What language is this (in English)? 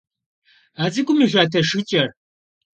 Kabardian